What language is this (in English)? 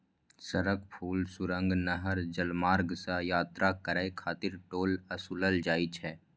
Maithili